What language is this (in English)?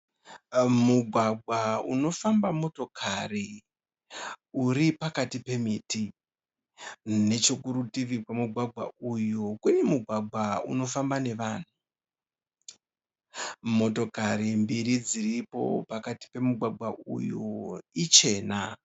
Shona